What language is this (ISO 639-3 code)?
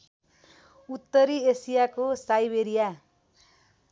nep